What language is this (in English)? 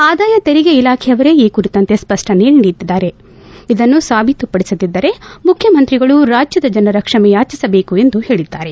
Kannada